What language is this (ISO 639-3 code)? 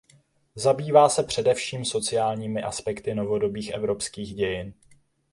ces